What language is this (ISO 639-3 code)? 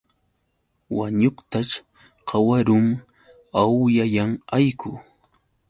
qux